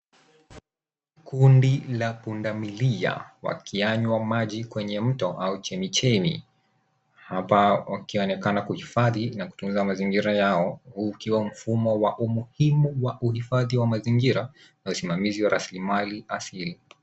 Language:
Swahili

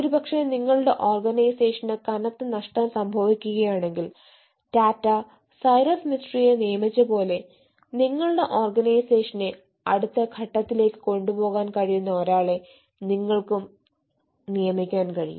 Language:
Malayalam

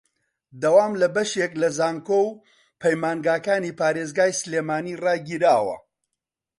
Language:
Central Kurdish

